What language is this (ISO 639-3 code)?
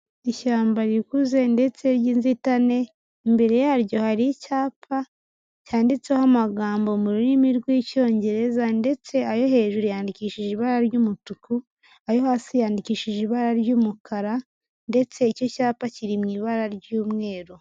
kin